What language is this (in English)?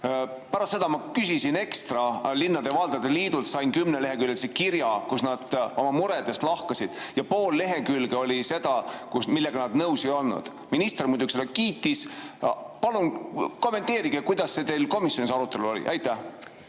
Estonian